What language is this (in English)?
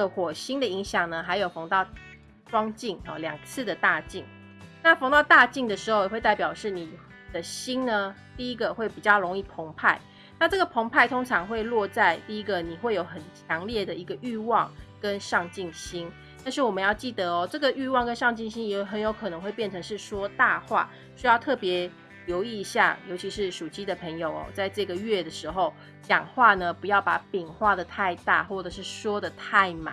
Chinese